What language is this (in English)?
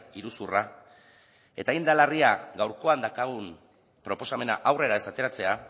Basque